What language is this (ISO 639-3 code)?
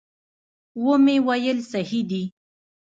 pus